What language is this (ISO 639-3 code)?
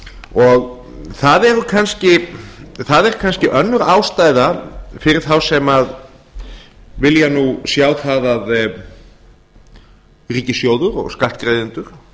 isl